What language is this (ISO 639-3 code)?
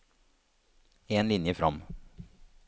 nor